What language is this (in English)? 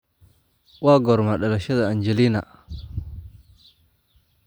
Somali